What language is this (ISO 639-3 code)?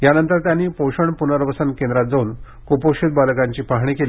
mar